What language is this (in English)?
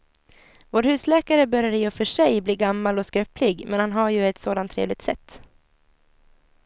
Swedish